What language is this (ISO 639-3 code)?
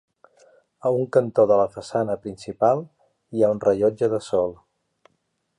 cat